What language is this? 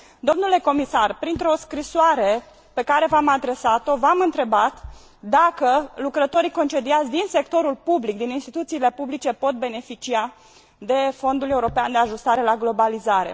Romanian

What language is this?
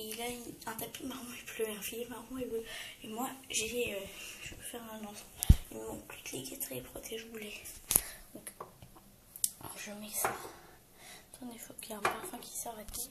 French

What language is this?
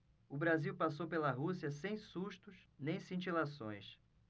Portuguese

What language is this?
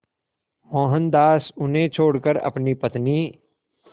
Hindi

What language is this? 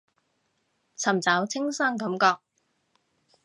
Cantonese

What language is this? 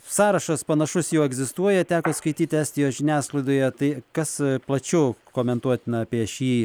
Lithuanian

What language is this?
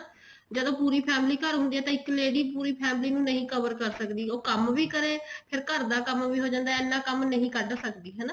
Punjabi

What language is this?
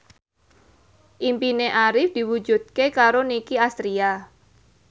Javanese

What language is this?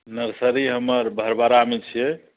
Maithili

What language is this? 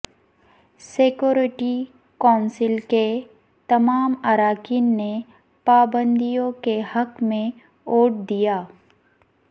Urdu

